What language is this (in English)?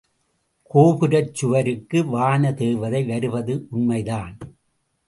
Tamil